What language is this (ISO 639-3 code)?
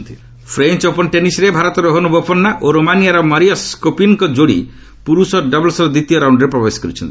ori